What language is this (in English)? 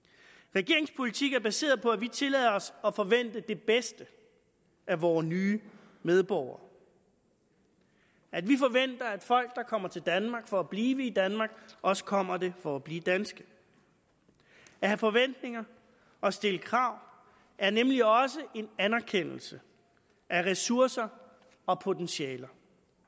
Danish